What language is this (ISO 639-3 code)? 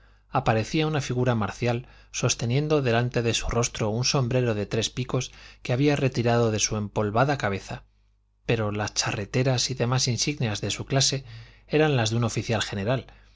spa